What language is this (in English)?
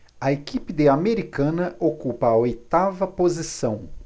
Portuguese